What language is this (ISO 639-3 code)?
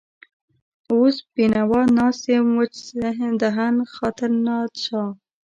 pus